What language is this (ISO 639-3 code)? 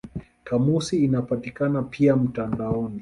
swa